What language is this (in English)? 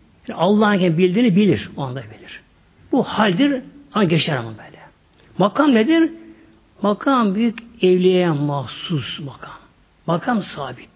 Turkish